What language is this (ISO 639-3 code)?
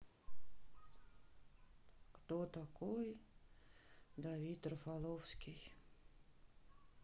rus